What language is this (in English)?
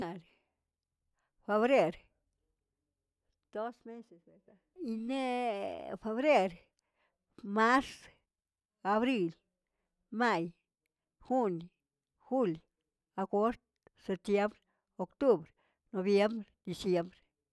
Tilquiapan Zapotec